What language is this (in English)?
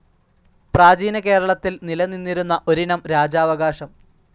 Malayalam